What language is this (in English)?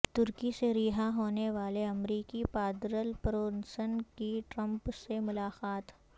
Urdu